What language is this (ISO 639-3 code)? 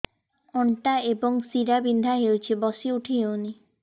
ori